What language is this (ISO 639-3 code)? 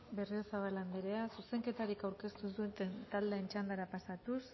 eus